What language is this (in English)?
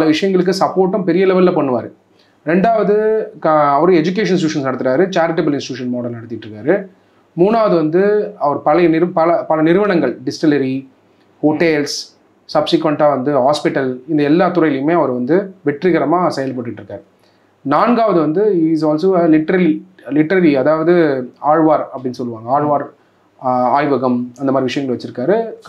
Tamil